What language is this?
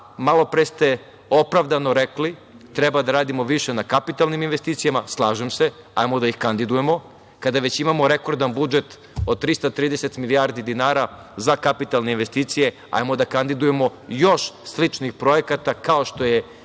Serbian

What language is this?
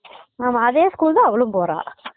Tamil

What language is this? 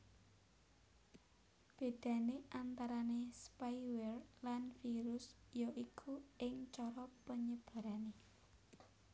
Javanese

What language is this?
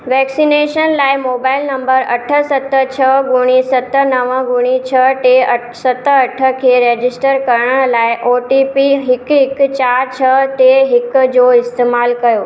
Sindhi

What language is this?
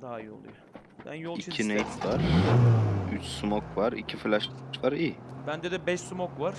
Turkish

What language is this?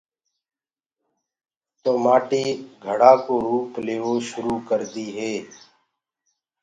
Gurgula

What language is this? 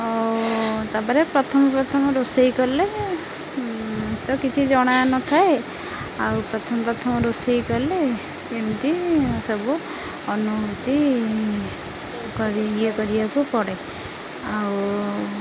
Odia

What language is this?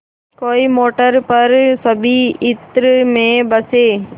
Hindi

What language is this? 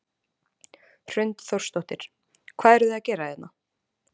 Icelandic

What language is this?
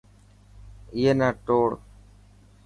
Dhatki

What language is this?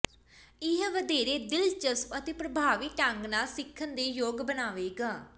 Punjabi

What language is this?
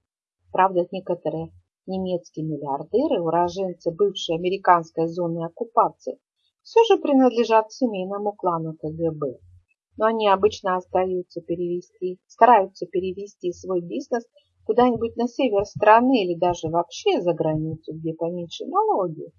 Russian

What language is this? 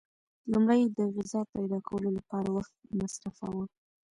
Pashto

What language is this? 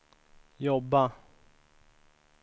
Swedish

